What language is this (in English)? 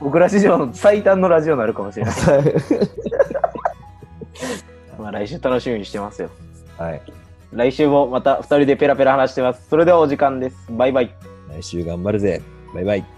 Japanese